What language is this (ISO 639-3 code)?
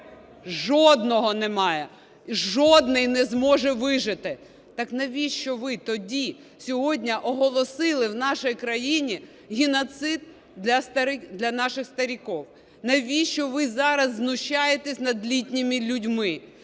ukr